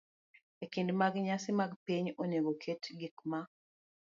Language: Luo (Kenya and Tanzania)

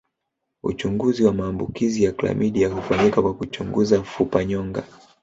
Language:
Swahili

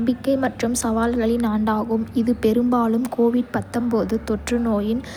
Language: Kota (India)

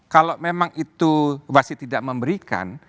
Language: Indonesian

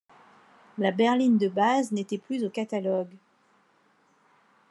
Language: French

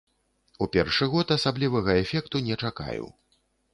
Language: Belarusian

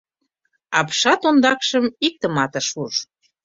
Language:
Mari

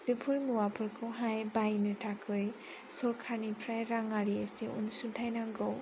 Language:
Bodo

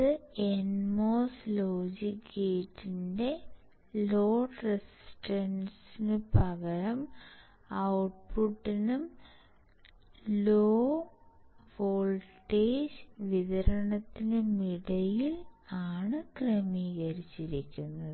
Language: Malayalam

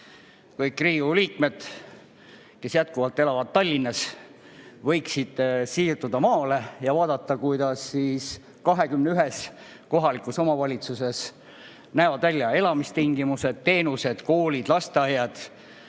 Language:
Estonian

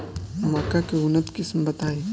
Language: Bhojpuri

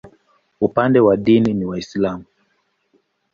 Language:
Swahili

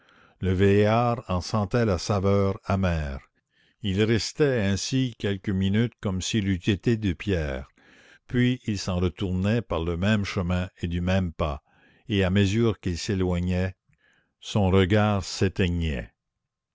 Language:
French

